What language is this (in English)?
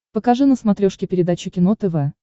Russian